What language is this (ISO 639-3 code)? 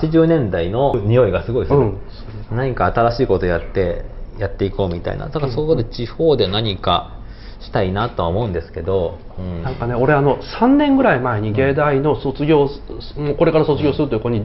jpn